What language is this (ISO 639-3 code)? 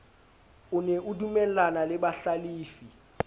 sot